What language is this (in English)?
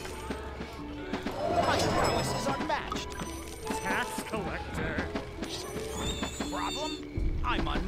German